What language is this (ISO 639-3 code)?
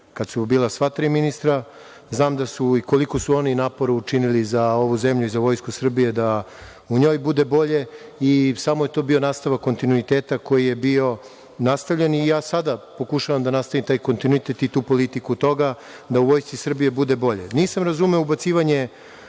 srp